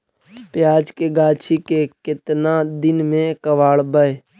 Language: Magahi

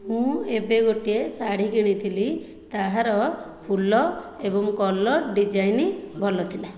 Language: Odia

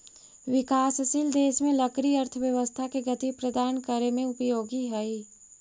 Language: Magahi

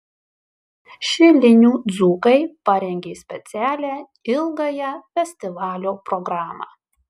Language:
Lithuanian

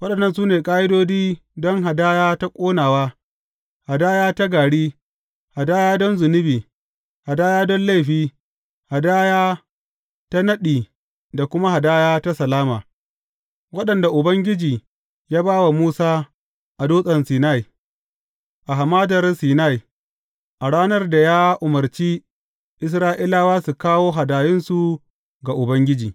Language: Hausa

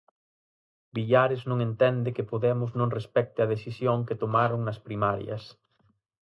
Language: Galician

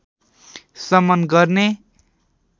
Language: Nepali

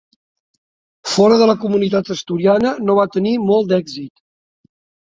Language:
Catalan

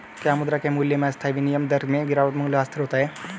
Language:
Hindi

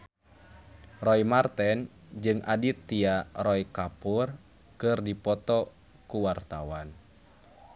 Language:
Sundanese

